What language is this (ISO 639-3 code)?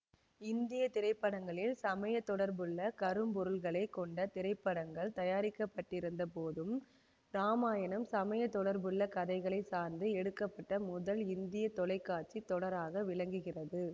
tam